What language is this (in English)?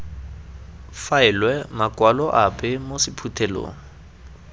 Tswana